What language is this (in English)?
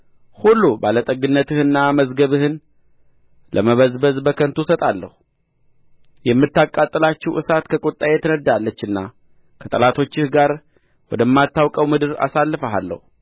Amharic